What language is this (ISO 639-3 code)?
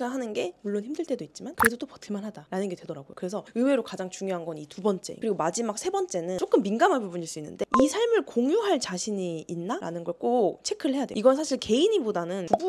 kor